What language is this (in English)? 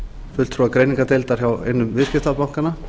Icelandic